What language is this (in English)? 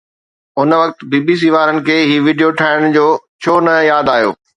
Sindhi